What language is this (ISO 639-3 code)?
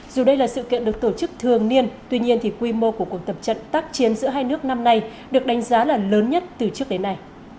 vie